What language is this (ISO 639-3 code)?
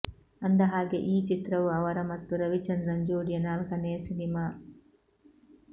kan